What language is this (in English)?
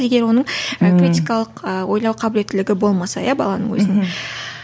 Kazakh